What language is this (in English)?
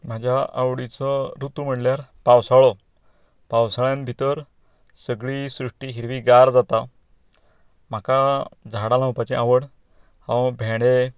Konkani